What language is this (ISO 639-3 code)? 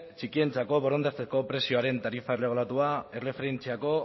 eus